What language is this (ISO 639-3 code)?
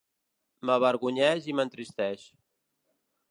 cat